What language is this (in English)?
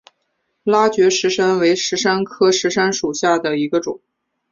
Chinese